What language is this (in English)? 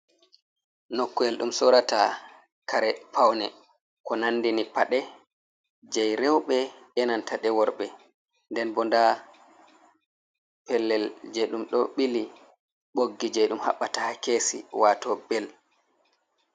Fula